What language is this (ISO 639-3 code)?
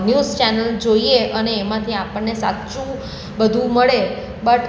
guj